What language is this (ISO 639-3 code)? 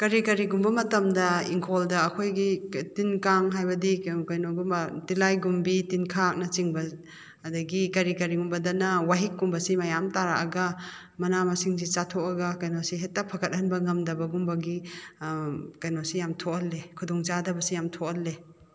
mni